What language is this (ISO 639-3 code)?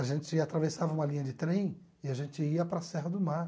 por